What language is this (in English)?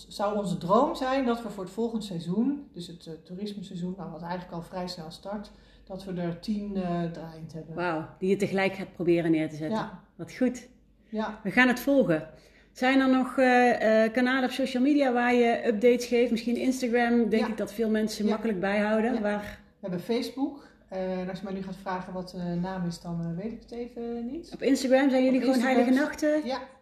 Dutch